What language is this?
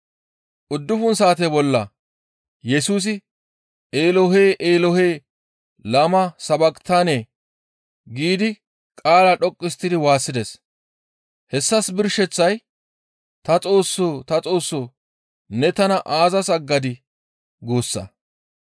Gamo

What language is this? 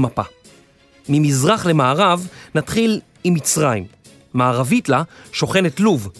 Hebrew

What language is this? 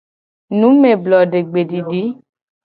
Gen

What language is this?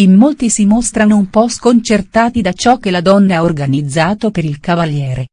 Italian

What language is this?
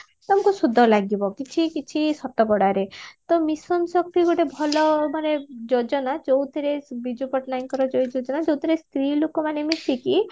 Odia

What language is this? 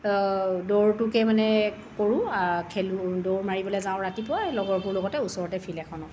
Assamese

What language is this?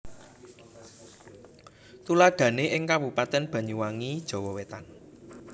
Javanese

